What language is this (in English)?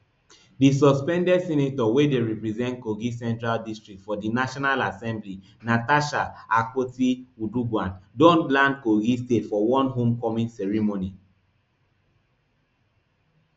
Nigerian Pidgin